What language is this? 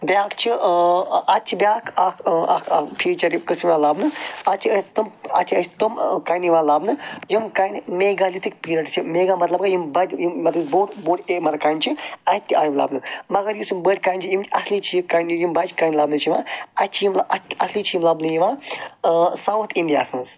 Kashmiri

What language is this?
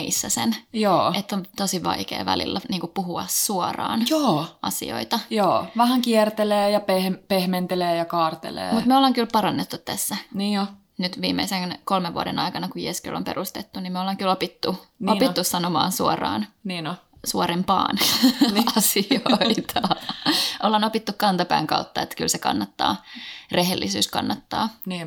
Finnish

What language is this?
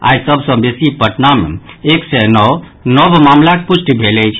Maithili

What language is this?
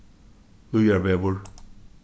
Faroese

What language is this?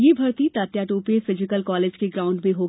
Hindi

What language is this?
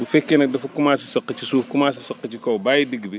Wolof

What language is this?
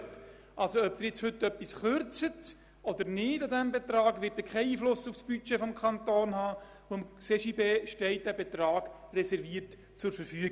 Swiss German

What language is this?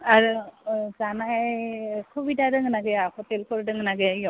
Bodo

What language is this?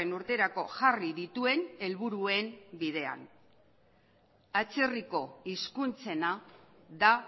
Basque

